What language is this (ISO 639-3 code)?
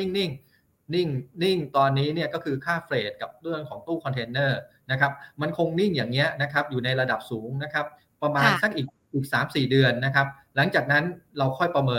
tha